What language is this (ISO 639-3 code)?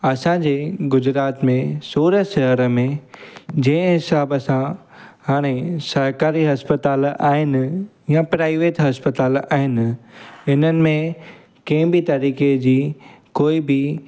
snd